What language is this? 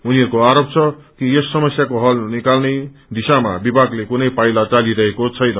Nepali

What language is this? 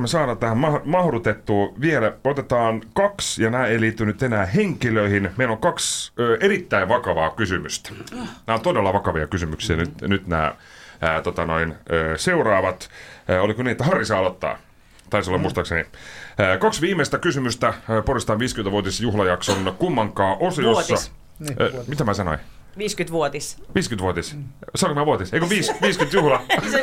Finnish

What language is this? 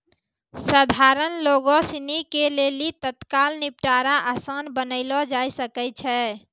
Maithili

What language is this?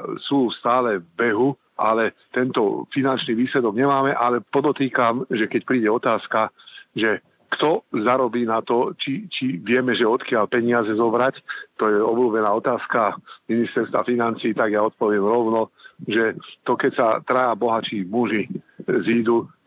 Slovak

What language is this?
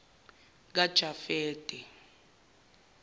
Zulu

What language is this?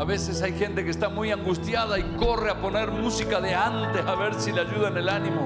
Spanish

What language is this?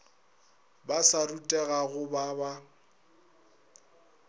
Northern Sotho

